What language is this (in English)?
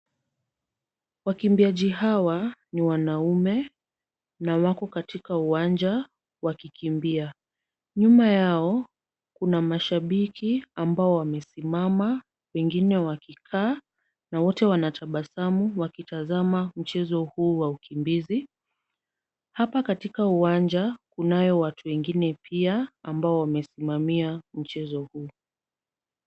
Swahili